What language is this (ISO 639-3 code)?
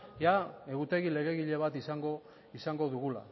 eus